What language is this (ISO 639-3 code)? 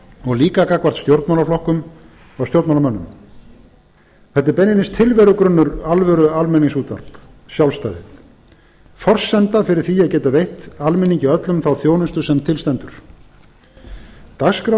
isl